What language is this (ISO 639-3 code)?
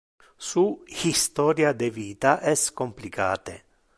ina